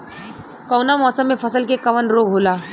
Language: Bhojpuri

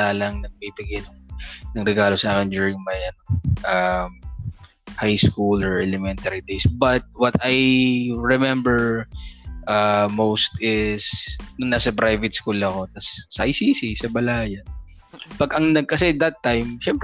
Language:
Filipino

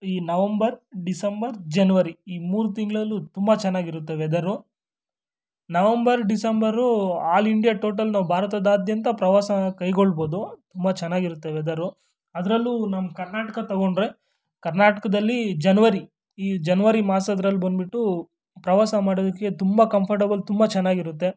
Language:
Kannada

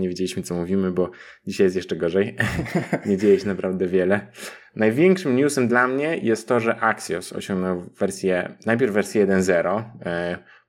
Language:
Polish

